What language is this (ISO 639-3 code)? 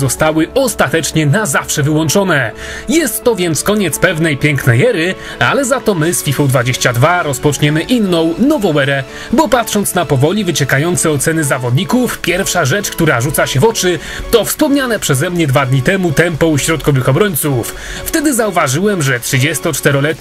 pol